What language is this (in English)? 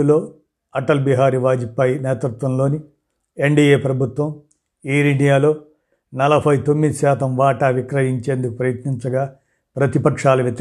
Telugu